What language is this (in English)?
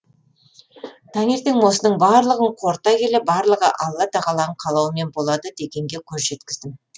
Kazakh